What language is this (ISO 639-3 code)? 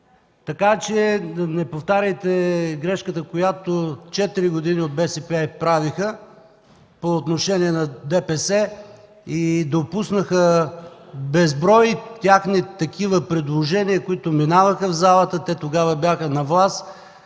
bul